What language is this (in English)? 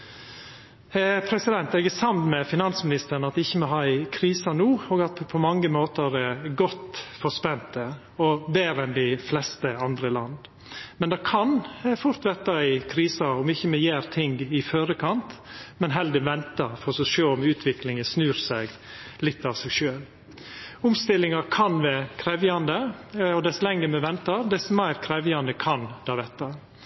Norwegian Nynorsk